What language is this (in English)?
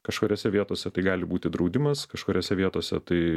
Lithuanian